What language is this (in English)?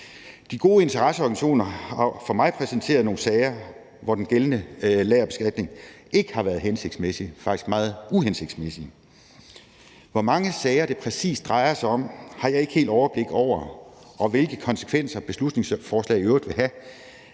Danish